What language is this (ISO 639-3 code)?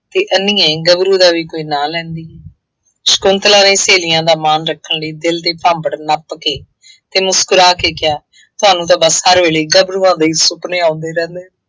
pan